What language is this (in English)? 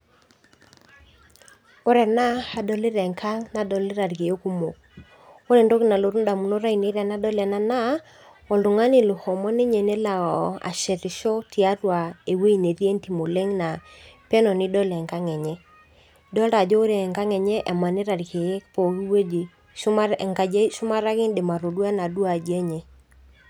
Masai